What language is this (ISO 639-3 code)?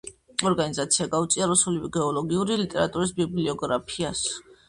kat